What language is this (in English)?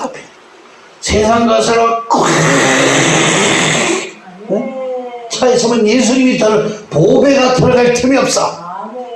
Korean